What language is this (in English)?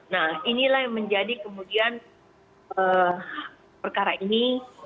Indonesian